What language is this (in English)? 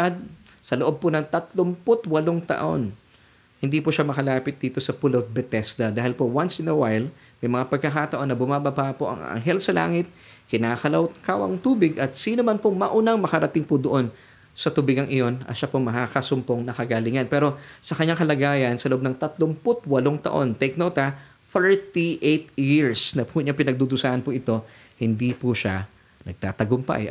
Filipino